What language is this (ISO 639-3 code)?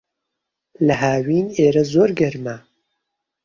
ckb